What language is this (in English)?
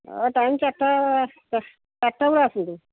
Odia